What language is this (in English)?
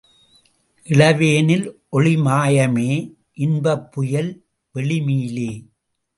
Tamil